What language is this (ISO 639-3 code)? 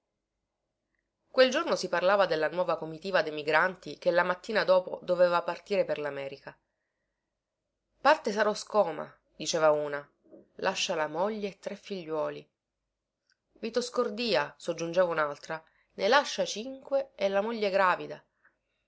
ita